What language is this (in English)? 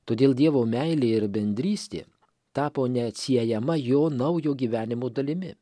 Lithuanian